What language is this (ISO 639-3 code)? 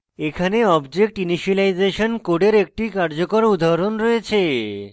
ben